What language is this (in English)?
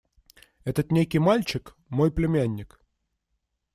Russian